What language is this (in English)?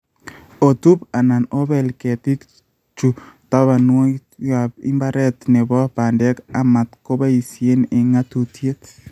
Kalenjin